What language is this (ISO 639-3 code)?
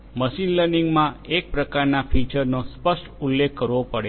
guj